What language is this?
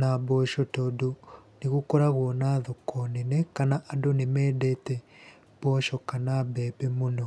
Kikuyu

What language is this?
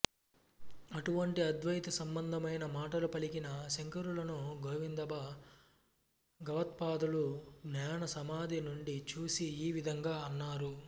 Telugu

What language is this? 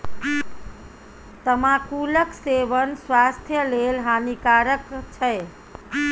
Maithili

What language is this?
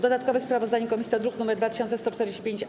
Polish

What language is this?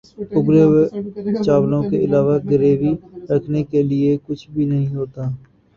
Urdu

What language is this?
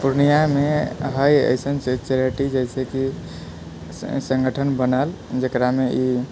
Maithili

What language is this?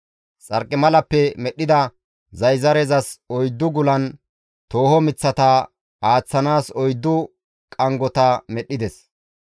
Gamo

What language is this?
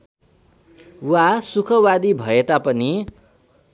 Nepali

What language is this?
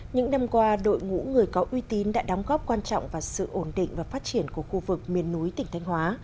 Vietnamese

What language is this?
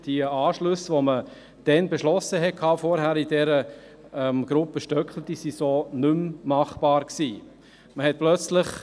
Swiss German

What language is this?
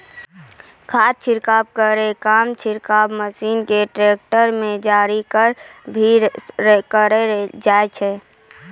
Maithili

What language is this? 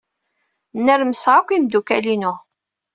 Kabyle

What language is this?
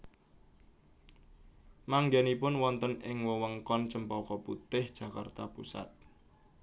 Javanese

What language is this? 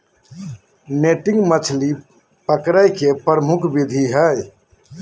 Magahi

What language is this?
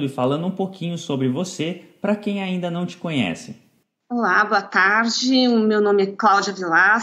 Portuguese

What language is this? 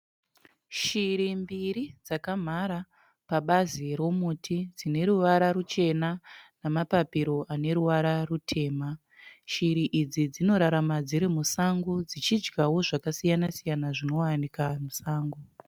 Shona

